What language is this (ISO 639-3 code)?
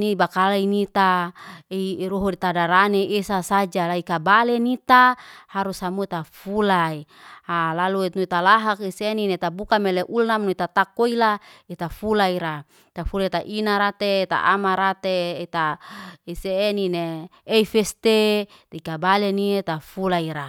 ste